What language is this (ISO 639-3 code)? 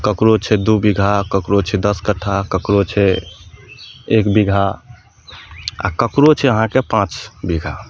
mai